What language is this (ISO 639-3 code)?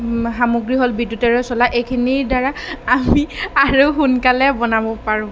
asm